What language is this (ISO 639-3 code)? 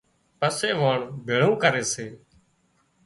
kxp